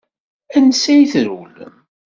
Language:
Kabyle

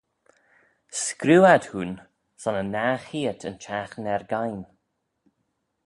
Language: Manx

